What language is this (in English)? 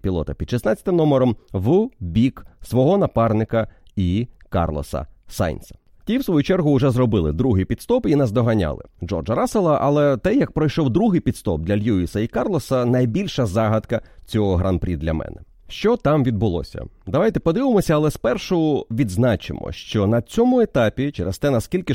Ukrainian